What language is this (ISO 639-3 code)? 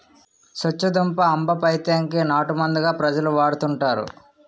tel